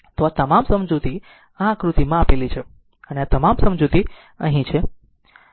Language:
Gujarati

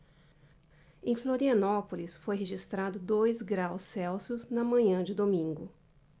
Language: Portuguese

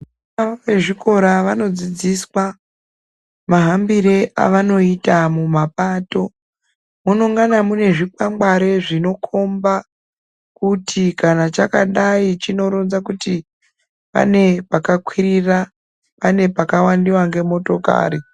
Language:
Ndau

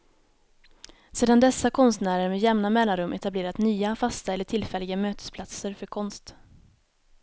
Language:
Swedish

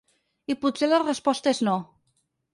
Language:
Catalan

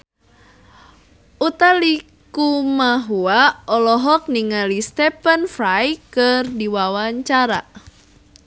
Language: Sundanese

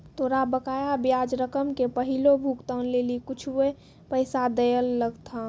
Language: Maithili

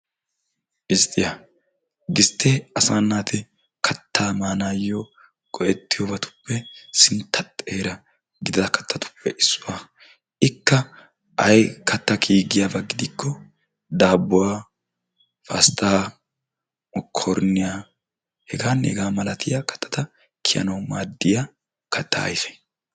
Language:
Wolaytta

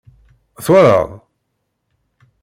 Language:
Kabyle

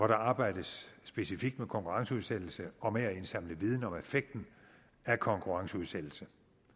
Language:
Danish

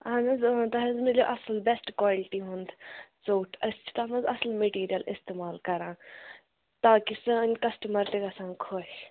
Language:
Kashmiri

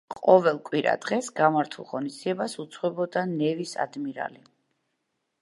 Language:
Georgian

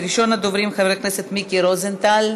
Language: Hebrew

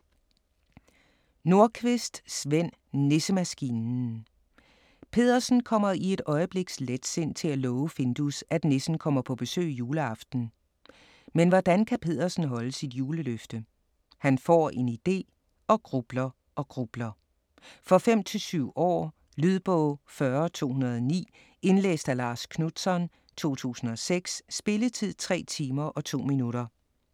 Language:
Danish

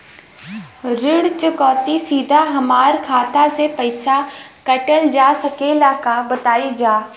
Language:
Bhojpuri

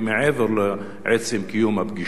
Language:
Hebrew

